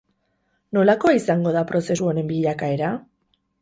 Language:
Basque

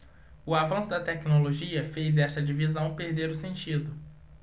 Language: Portuguese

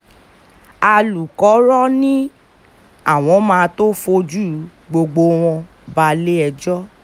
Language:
Yoruba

